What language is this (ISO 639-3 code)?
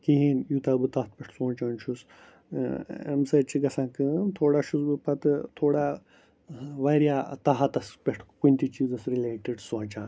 kas